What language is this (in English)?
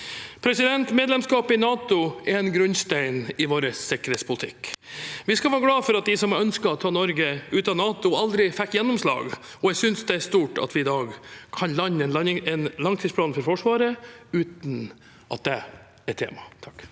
Norwegian